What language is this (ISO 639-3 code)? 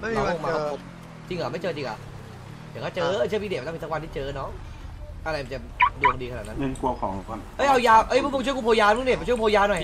tha